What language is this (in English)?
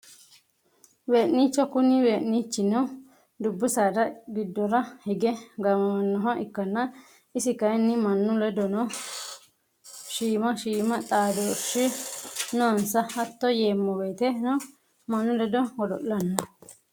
Sidamo